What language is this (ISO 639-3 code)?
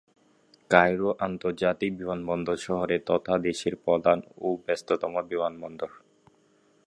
ben